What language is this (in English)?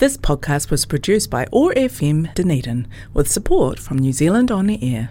Telugu